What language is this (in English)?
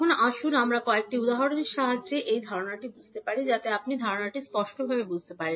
Bangla